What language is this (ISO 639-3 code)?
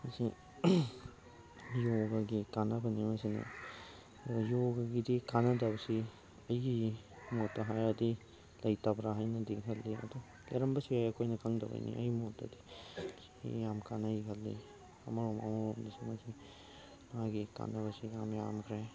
mni